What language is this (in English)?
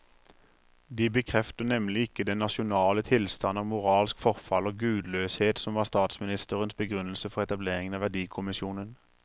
Norwegian